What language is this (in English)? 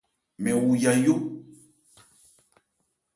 Ebrié